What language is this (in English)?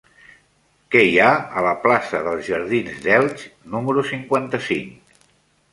Catalan